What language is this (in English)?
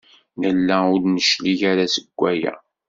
Kabyle